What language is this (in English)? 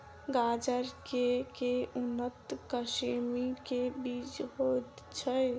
Maithili